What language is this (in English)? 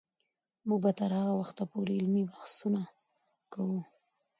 Pashto